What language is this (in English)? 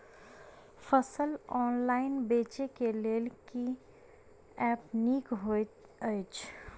Maithili